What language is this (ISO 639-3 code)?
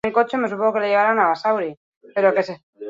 eus